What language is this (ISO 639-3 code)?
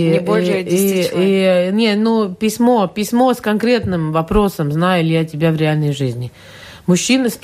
rus